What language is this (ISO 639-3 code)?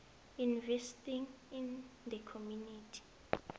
nbl